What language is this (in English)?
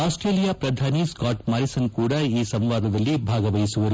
Kannada